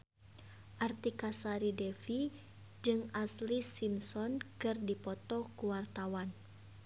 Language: Sundanese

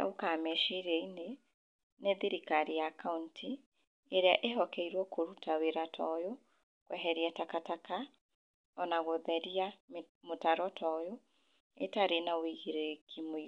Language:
Kikuyu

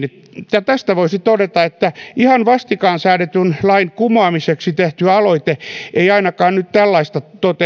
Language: Finnish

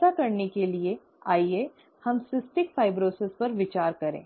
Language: Hindi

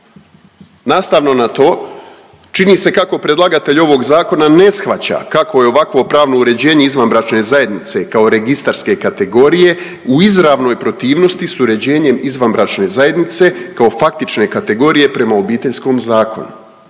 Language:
Croatian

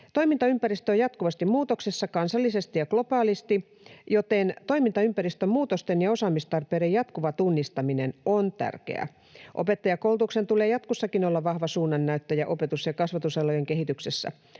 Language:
Finnish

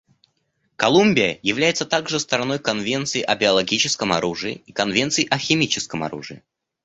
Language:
Russian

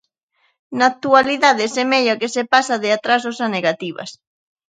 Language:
Galician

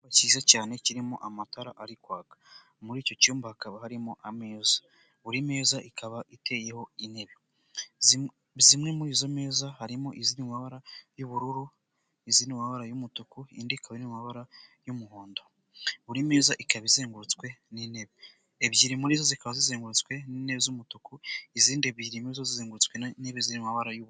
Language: Kinyarwanda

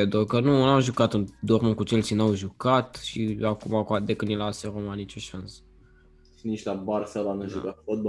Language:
Romanian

